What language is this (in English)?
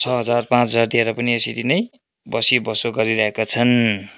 Nepali